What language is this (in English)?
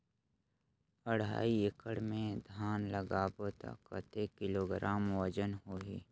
Chhattisgarhi